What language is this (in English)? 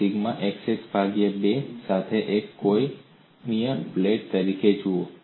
Gujarati